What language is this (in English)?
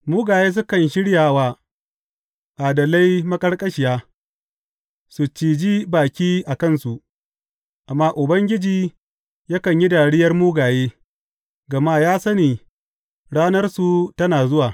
Hausa